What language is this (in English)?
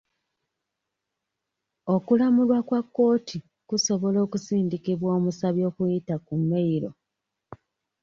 Ganda